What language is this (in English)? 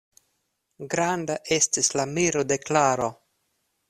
Esperanto